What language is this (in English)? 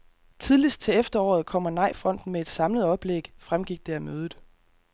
Danish